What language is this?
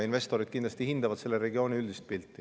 Estonian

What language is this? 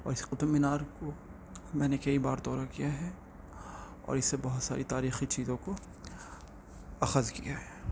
Urdu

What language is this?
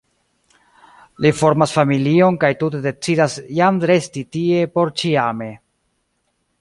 Esperanto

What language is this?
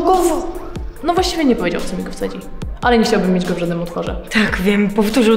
Polish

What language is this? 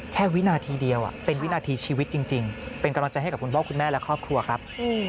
Thai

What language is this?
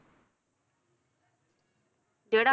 Punjabi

